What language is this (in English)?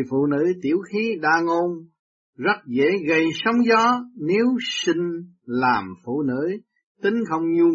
Vietnamese